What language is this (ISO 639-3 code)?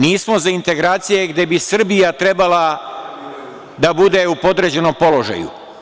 srp